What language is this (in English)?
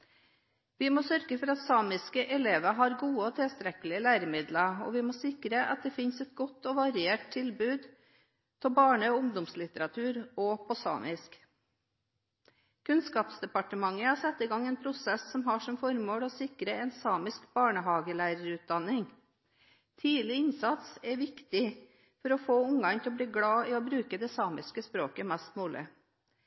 Norwegian Bokmål